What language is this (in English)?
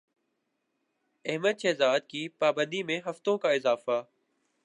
Urdu